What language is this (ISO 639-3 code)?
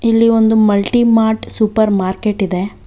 kan